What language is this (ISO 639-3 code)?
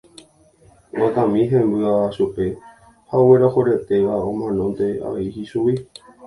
grn